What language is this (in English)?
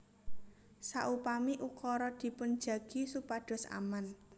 Javanese